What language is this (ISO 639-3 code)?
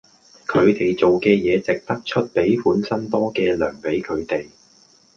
yue